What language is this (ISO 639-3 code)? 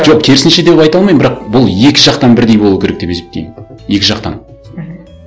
kaz